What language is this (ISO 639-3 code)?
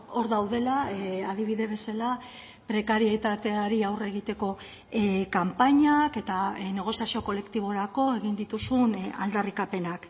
eus